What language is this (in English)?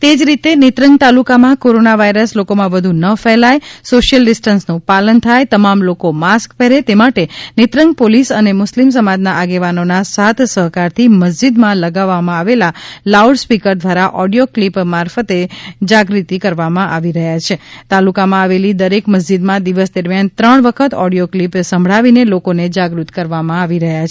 Gujarati